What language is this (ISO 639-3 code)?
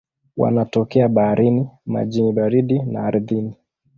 swa